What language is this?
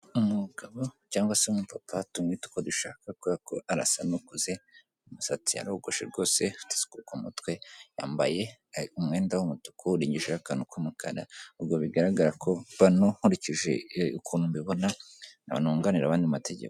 Kinyarwanda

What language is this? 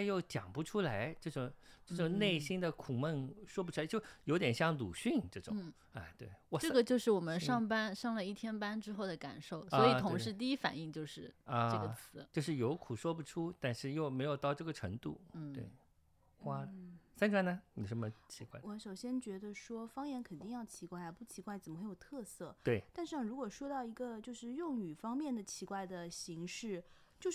Chinese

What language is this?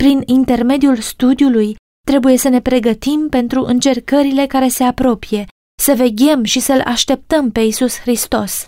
Romanian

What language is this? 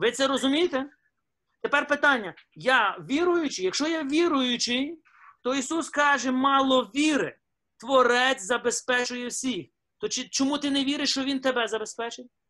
Ukrainian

